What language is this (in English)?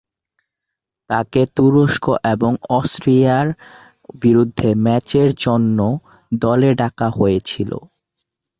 Bangla